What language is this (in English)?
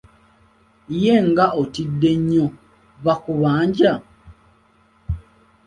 Ganda